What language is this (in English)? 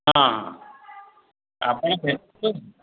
Odia